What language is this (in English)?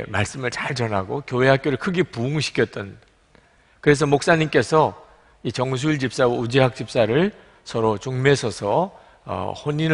Korean